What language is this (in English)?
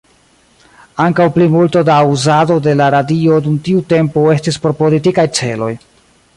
Esperanto